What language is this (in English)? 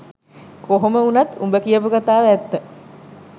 Sinhala